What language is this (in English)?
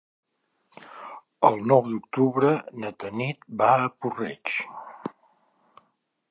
Catalan